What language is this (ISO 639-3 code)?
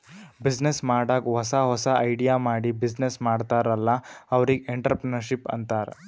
kan